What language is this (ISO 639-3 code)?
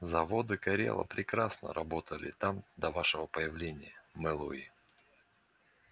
rus